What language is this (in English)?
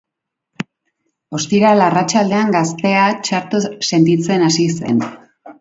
Basque